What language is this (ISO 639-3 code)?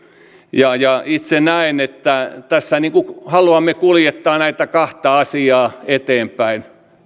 fin